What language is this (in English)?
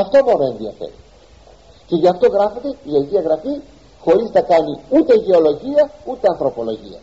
Greek